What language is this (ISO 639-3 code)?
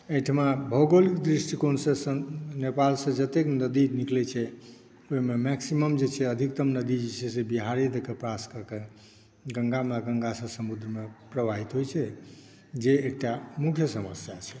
mai